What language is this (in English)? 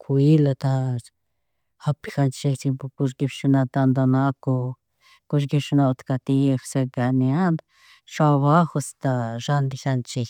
Chimborazo Highland Quichua